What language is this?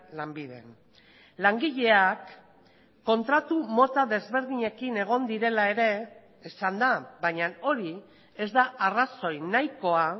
Basque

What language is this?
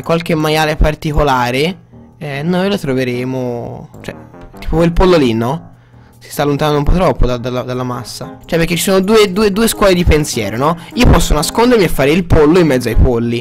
Italian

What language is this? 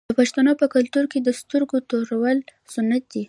Pashto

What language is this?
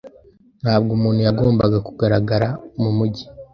Kinyarwanda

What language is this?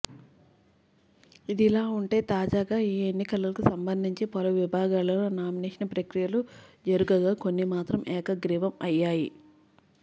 Telugu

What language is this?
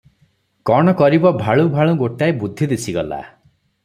Odia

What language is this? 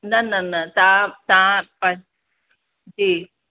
Sindhi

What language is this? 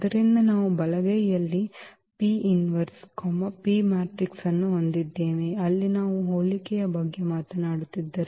Kannada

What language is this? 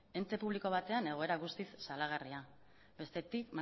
Basque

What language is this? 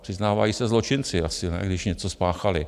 Czech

